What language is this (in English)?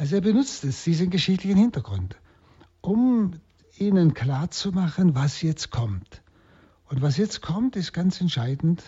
German